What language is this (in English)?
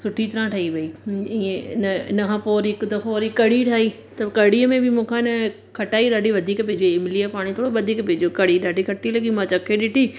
Sindhi